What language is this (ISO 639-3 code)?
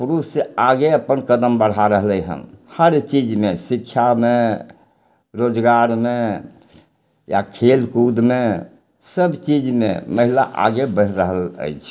mai